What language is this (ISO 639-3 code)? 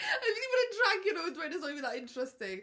cym